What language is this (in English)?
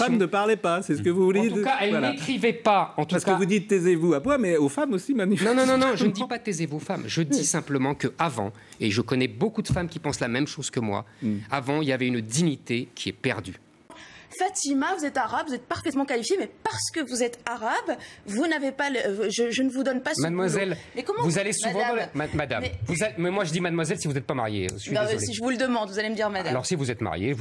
French